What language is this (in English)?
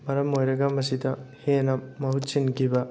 Manipuri